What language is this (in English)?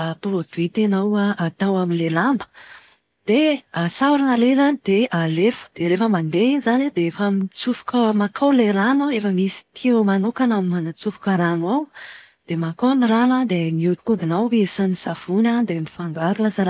Malagasy